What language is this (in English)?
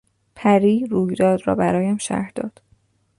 Persian